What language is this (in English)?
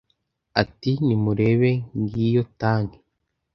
Kinyarwanda